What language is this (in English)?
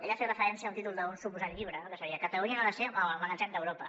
Catalan